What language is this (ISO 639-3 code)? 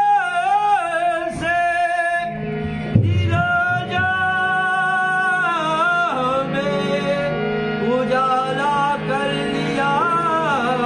ara